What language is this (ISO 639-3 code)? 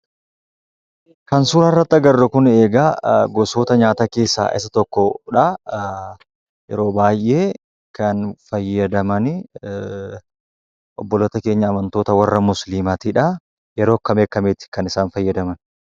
orm